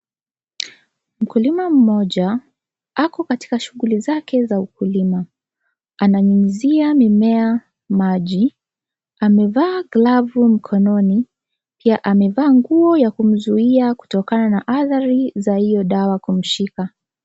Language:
Swahili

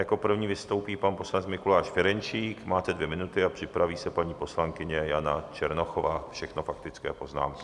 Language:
Czech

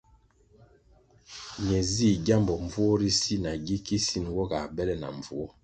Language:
Kwasio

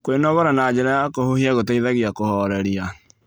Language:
Kikuyu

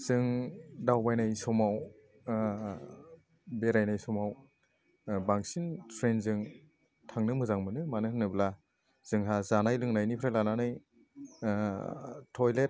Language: Bodo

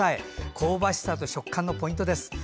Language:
Japanese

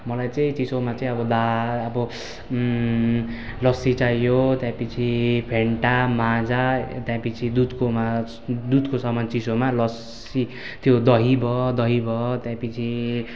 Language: Nepali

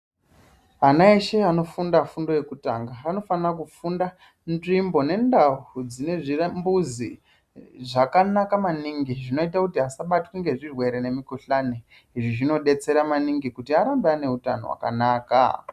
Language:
Ndau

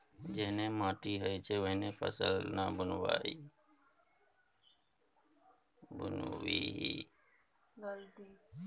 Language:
Maithili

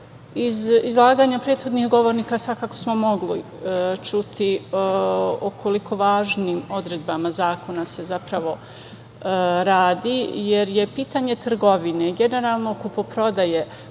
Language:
Serbian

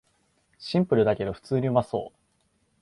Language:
Japanese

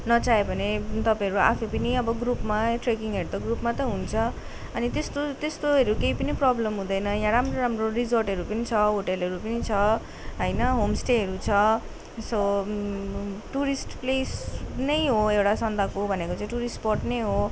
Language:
Nepali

